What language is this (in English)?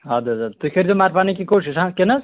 Kashmiri